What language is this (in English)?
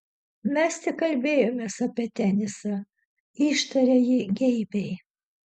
Lithuanian